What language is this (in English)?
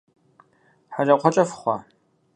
Kabardian